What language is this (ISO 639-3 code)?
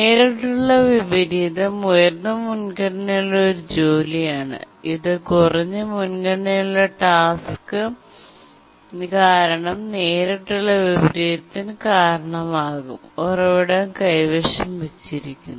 mal